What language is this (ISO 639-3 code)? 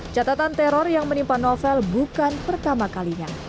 ind